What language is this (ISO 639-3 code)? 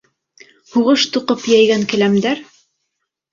bak